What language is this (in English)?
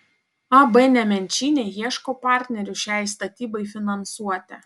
Lithuanian